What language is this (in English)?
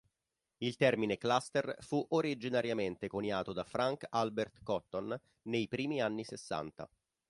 Italian